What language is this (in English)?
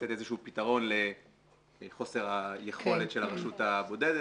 Hebrew